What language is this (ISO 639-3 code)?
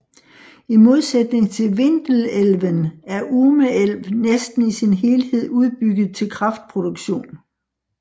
dan